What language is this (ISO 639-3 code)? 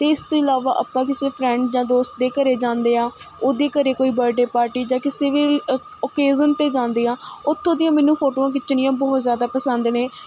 pan